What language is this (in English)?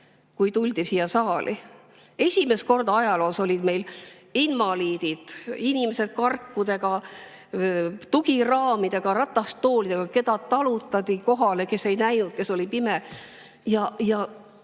Estonian